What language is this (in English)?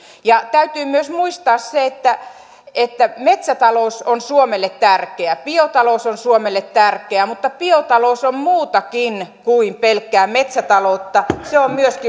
Finnish